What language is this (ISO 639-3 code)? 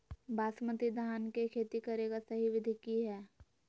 mag